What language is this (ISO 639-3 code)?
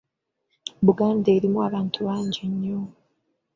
lug